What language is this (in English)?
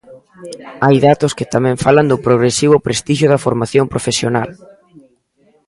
Galician